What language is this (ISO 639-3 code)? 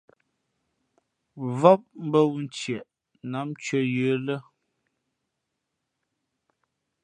fmp